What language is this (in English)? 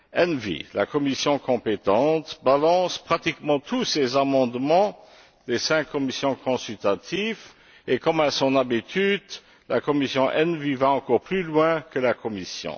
French